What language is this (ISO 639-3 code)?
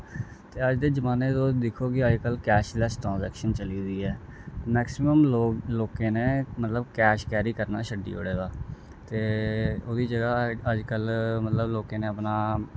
doi